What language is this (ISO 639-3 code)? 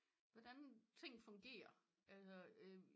dan